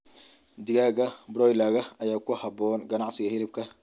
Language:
Somali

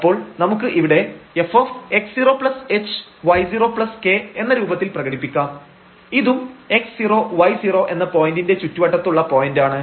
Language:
Malayalam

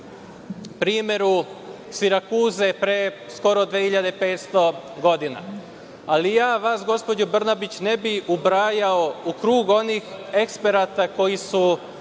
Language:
Serbian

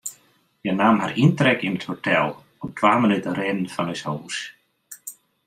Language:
Western Frisian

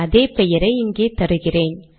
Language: Tamil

